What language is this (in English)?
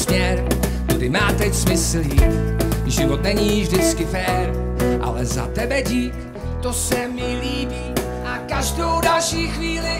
Czech